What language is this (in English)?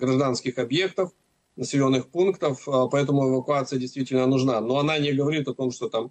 Russian